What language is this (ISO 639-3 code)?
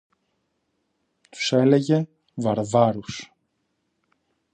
ell